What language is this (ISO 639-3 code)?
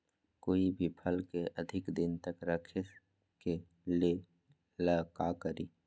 mag